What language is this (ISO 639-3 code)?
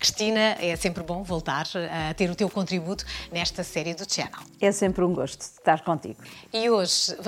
por